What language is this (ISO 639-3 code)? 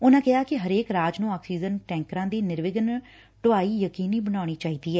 pan